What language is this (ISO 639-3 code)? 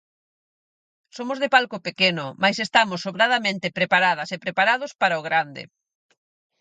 glg